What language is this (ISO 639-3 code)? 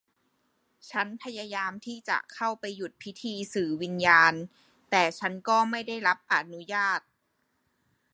tha